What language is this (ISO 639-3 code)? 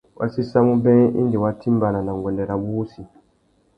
bag